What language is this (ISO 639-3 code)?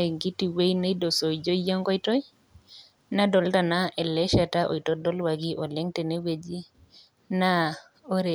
mas